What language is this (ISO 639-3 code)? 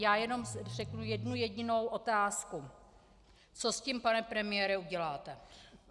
ces